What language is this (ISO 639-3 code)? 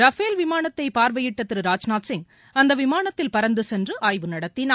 tam